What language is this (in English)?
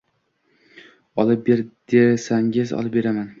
Uzbek